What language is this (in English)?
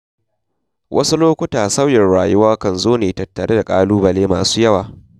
Hausa